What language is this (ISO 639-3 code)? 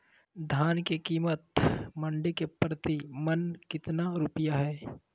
mag